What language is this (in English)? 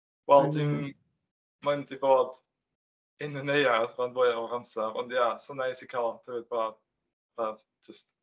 Welsh